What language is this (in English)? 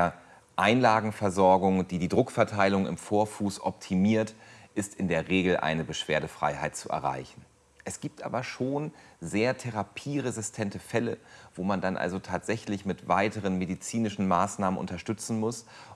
German